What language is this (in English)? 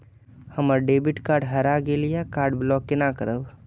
Maithili